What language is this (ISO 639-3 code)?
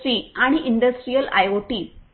mar